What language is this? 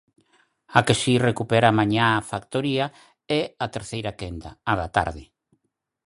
Galician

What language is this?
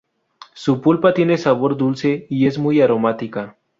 Spanish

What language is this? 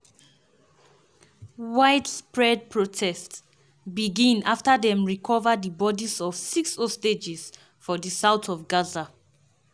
Nigerian Pidgin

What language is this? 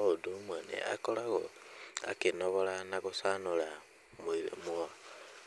Kikuyu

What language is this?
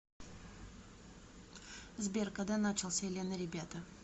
Russian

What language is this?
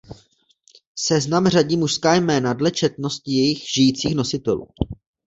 Czech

